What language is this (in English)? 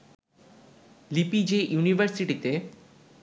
Bangla